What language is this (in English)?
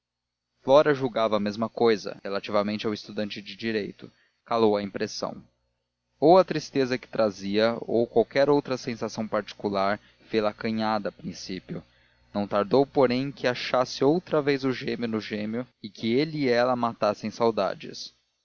Portuguese